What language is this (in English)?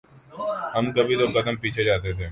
Urdu